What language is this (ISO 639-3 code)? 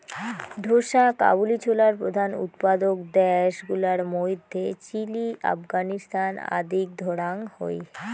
ben